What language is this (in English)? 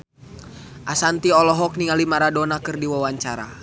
Sundanese